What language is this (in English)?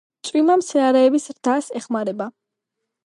Georgian